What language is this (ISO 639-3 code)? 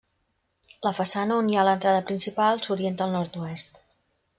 cat